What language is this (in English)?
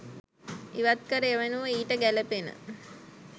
Sinhala